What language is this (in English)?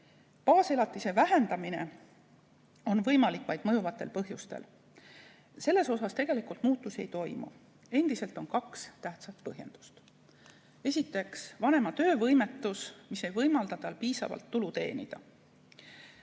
Estonian